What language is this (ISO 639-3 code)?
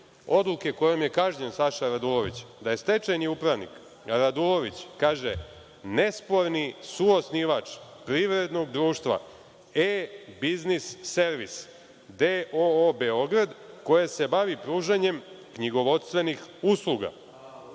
srp